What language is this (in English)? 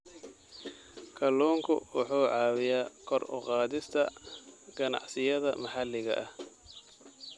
Somali